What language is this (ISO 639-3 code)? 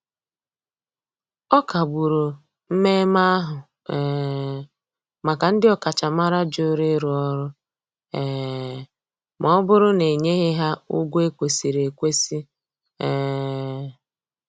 ibo